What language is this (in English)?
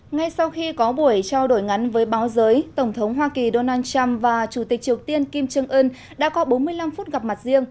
Vietnamese